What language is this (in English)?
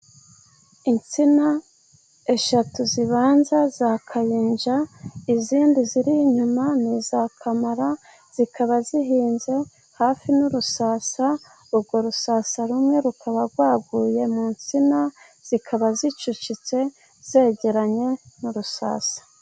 Kinyarwanda